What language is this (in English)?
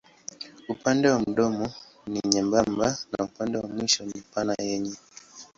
Swahili